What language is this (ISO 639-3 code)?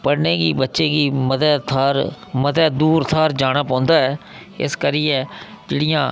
doi